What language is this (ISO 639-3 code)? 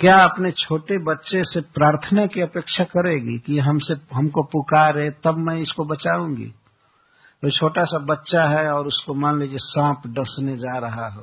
hin